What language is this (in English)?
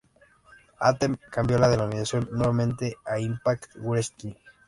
Spanish